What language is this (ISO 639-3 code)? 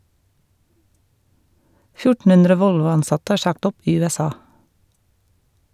nor